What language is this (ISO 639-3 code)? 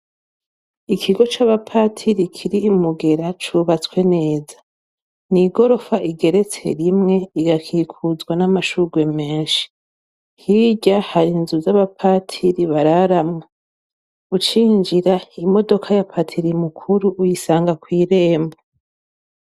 run